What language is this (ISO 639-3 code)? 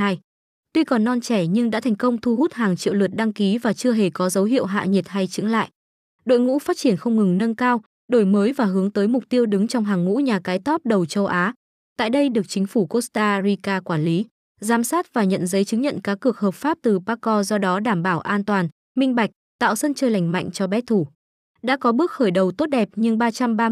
vie